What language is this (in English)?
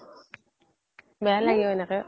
Assamese